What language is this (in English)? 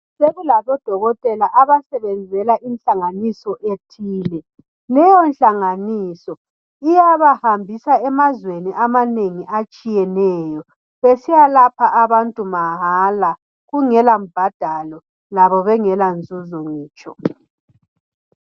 North Ndebele